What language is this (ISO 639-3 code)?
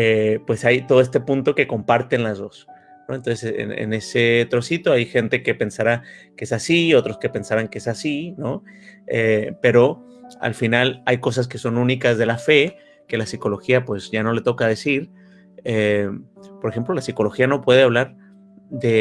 spa